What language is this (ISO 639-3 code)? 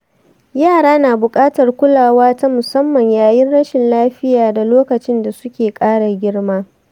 hau